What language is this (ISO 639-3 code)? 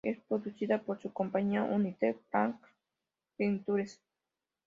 spa